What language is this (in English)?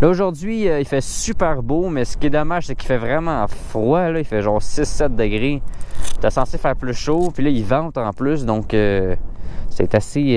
French